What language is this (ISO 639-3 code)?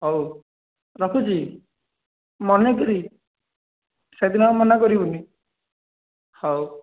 ori